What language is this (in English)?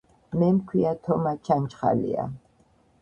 Georgian